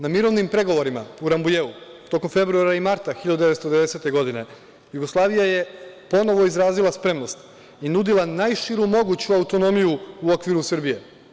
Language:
Serbian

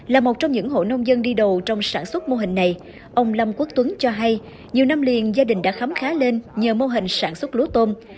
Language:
Vietnamese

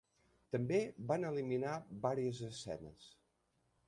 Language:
Catalan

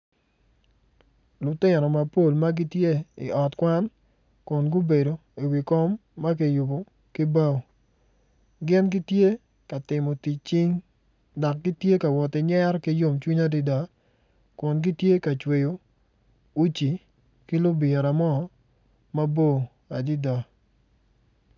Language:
Acoli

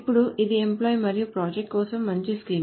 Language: Telugu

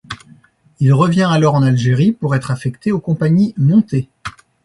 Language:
French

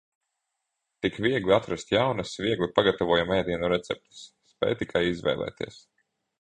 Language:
Latvian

